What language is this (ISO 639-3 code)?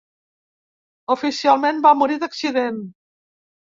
cat